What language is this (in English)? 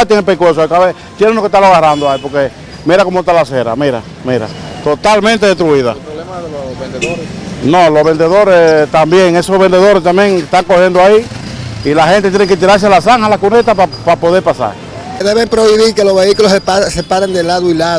Spanish